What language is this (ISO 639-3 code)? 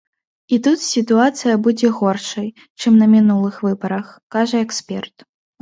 bel